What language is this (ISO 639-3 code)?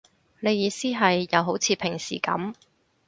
yue